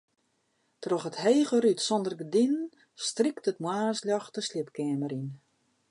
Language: Western Frisian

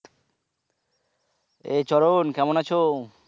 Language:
Bangla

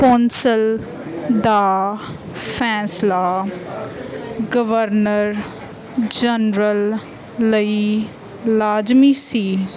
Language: Punjabi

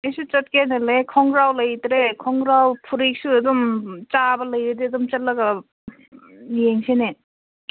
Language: Manipuri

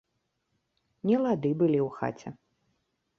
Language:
Belarusian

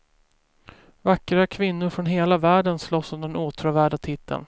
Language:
Swedish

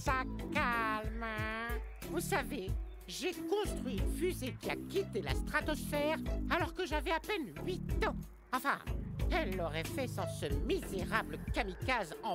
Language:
French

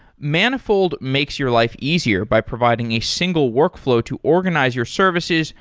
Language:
English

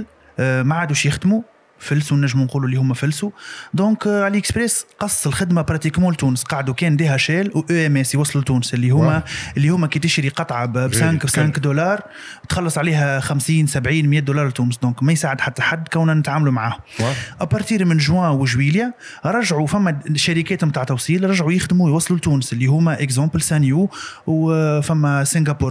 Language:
Arabic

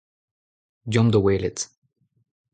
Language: Breton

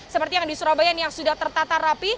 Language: Indonesian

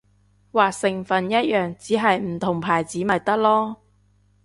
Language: Cantonese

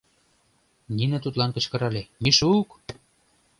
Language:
Mari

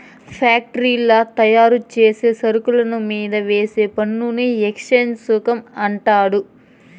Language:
Telugu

